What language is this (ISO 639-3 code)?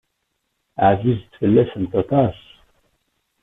kab